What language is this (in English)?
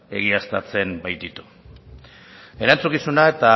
Basque